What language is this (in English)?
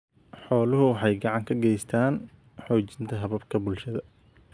Somali